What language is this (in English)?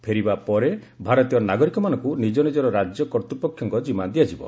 Odia